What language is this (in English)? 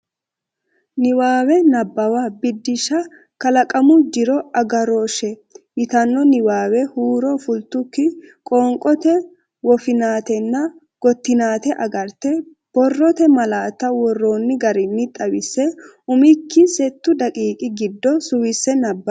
Sidamo